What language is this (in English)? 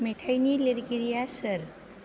Bodo